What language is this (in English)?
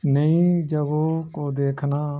Urdu